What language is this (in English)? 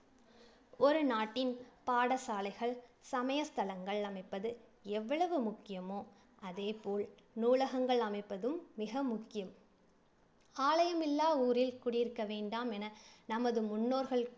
Tamil